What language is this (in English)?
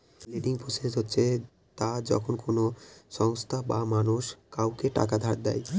Bangla